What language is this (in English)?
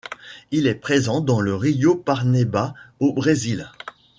French